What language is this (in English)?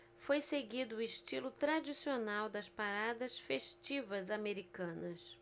Portuguese